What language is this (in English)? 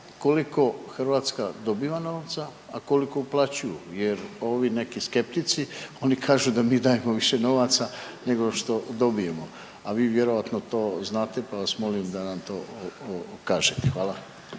Croatian